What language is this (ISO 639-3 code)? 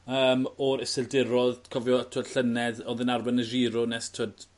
cym